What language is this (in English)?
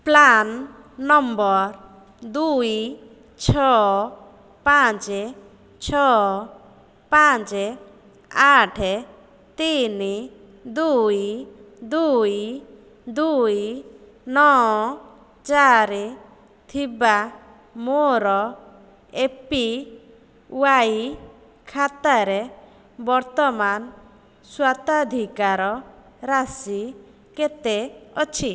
Odia